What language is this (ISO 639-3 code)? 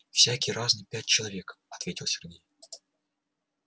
rus